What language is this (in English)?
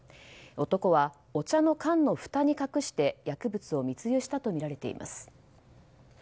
Japanese